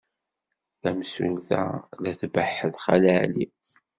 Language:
Kabyle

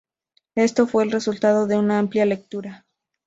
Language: Spanish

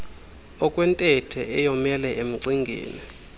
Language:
Xhosa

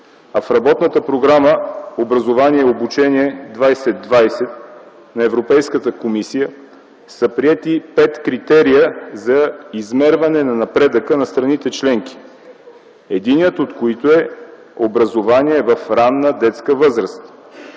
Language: Bulgarian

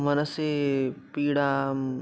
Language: Sanskrit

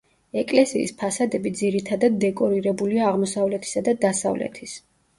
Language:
Georgian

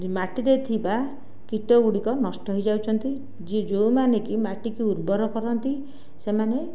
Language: Odia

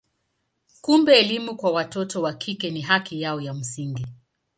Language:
Swahili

